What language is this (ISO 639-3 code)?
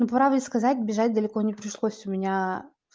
rus